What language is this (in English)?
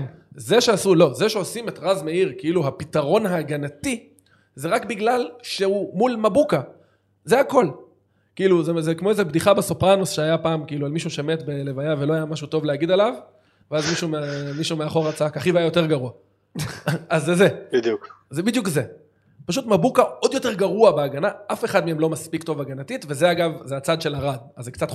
Hebrew